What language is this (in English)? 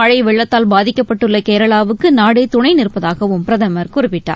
Tamil